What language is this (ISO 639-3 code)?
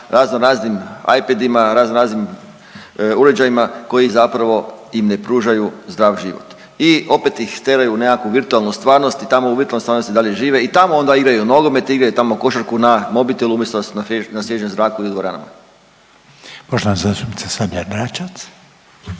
hrv